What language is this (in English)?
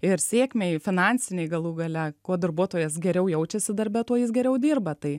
Lithuanian